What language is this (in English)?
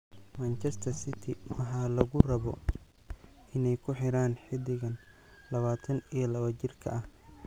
Somali